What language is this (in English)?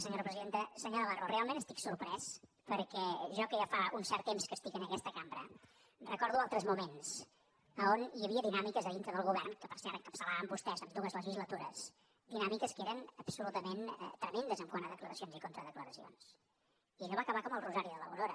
Catalan